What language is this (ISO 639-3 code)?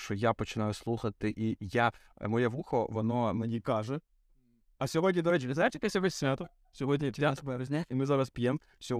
ukr